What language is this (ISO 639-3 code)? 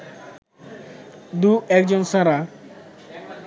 ben